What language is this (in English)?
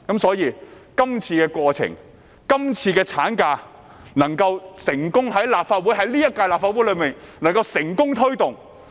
Cantonese